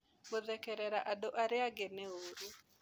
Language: Kikuyu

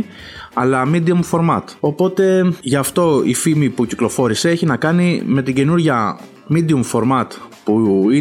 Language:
Greek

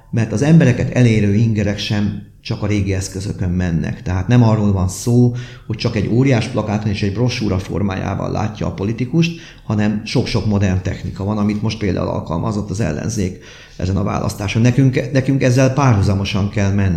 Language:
Hungarian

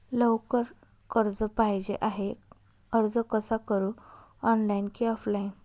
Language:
Marathi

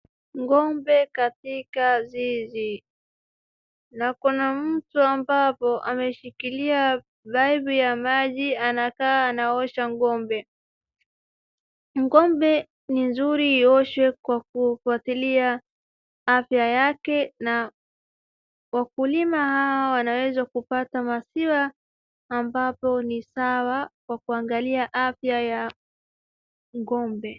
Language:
Swahili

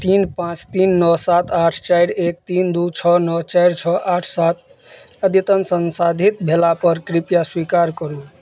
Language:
Maithili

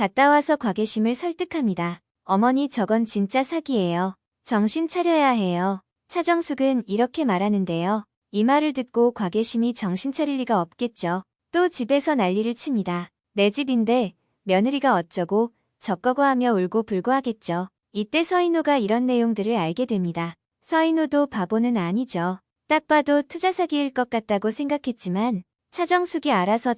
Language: Korean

